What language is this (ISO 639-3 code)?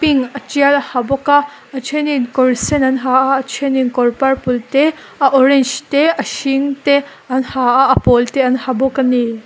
lus